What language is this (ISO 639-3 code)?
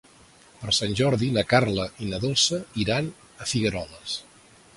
cat